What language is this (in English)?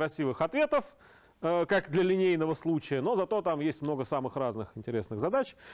Russian